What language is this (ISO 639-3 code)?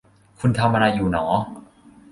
tha